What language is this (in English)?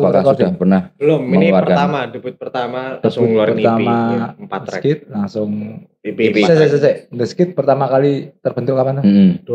Indonesian